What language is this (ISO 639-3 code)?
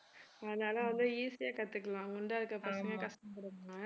tam